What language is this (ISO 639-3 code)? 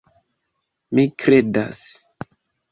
epo